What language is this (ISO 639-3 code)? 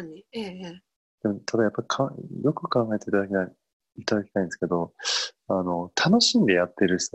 jpn